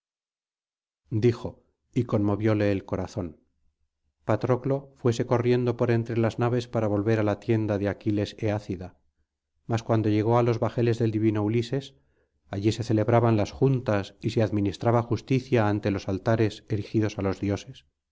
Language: Spanish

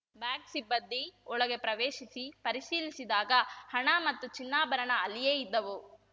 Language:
Kannada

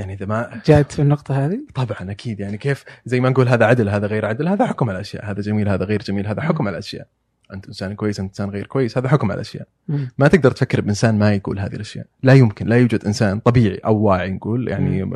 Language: Arabic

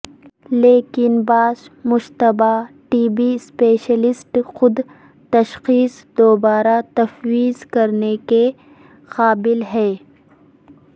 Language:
Urdu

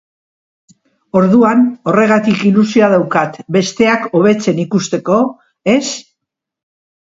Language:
Basque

